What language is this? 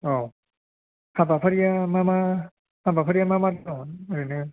Bodo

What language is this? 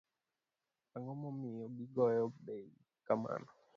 Luo (Kenya and Tanzania)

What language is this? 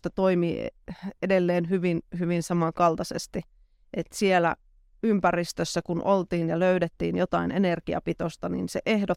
Finnish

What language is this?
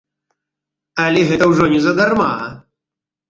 Belarusian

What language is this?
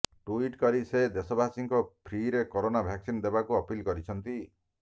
Odia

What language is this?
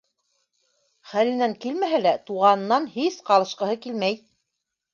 Bashkir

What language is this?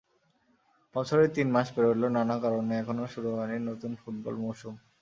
Bangla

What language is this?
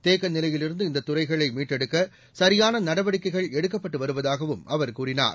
Tamil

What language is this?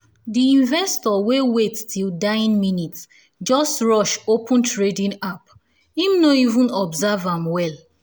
Nigerian Pidgin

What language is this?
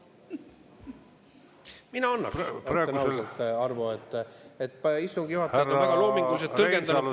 Estonian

